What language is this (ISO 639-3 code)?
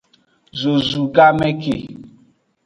ajg